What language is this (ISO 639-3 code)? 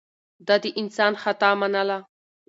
pus